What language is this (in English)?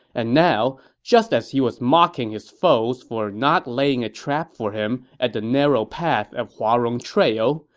English